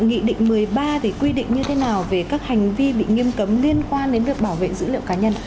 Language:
Vietnamese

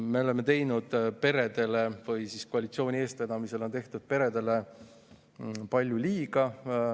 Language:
Estonian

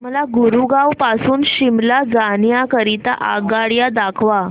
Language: Marathi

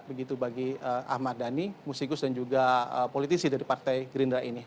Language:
Indonesian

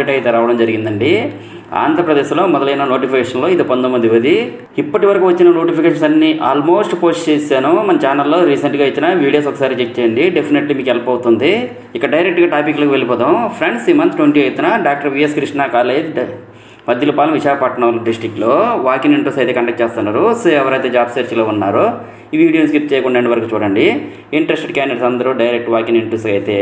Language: Telugu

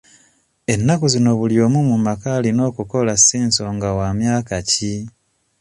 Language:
Ganda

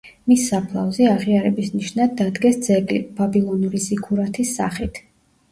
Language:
Georgian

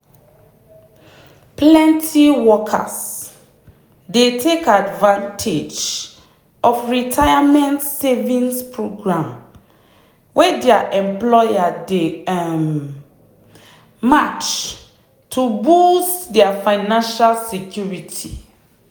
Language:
Nigerian Pidgin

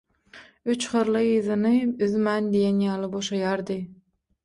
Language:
Turkmen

